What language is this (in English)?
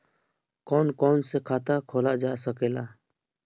Bhojpuri